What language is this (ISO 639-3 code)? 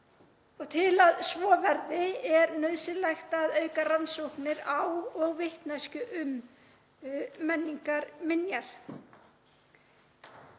isl